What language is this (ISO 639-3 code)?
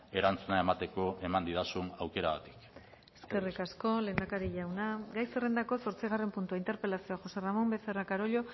eus